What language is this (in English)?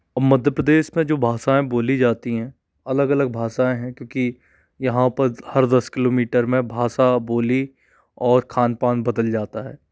Hindi